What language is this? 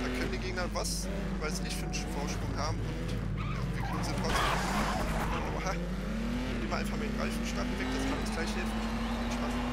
German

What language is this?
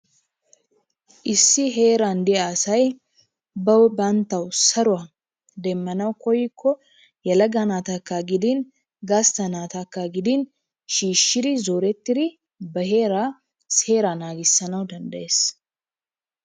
Wolaytta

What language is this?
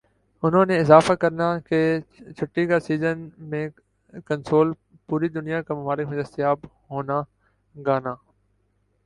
Urdu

